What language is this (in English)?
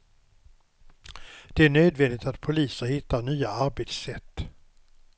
Swedish